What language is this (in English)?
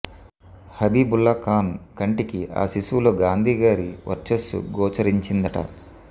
Telugu